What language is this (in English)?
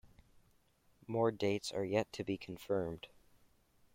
English